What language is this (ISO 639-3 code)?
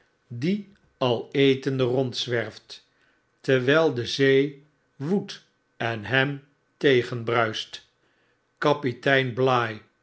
nld